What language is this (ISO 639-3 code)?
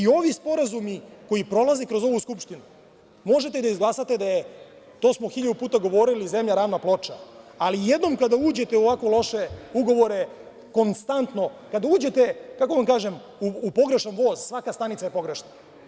srp